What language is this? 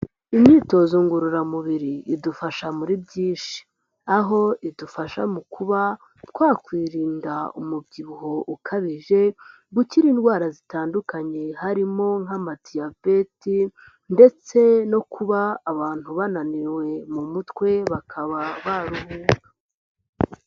Kinyarwanda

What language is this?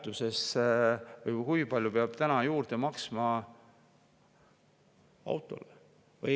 Estonian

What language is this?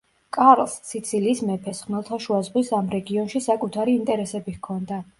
Georgian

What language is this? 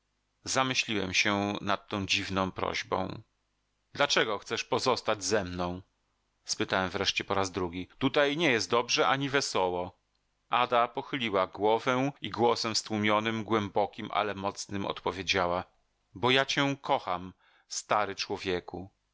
Polish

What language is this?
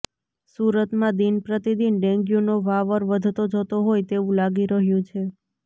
Gujarati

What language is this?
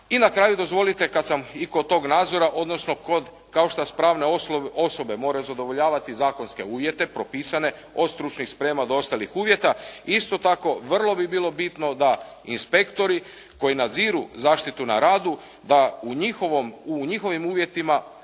Croatian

